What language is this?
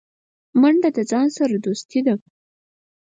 Pashto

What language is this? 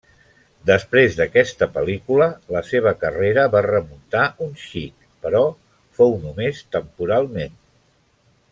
Catalan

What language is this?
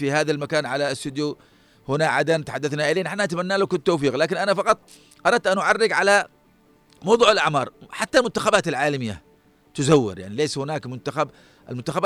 Arabic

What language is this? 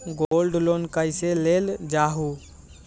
Magahi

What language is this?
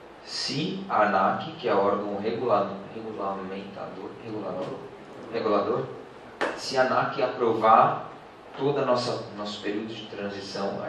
Portuguese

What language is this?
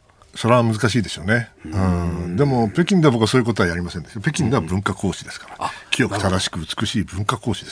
Japanese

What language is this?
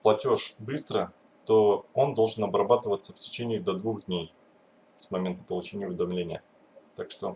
Russian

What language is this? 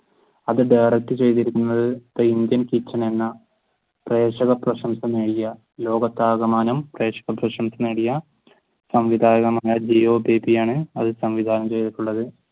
Malayalam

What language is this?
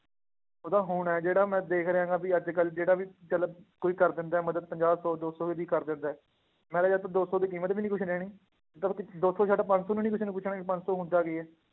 Punjabi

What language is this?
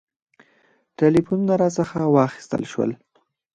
Pashto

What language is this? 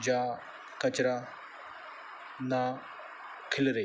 Punjabi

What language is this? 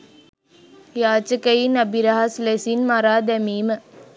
Sinhala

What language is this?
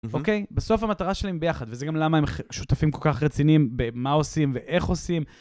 Hebrew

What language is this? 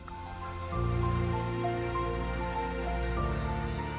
Indonesian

